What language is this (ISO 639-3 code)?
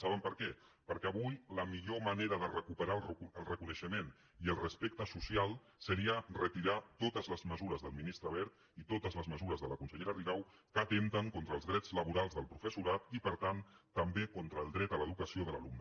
cat